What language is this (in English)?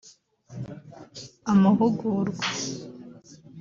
Kinyarwanda